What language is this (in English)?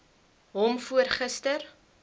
Afrikaans